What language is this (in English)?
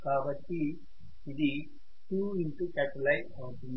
Telugu